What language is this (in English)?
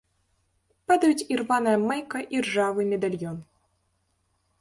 Belarusian